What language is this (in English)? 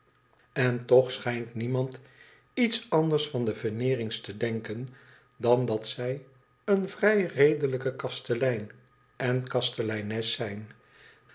Dutch